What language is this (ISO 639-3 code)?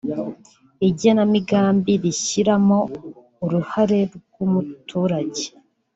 kin